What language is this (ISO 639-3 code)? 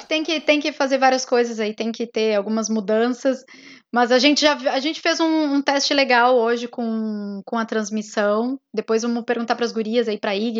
por